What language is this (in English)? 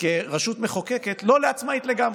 Hebrew